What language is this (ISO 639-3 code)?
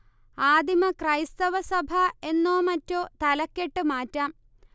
mal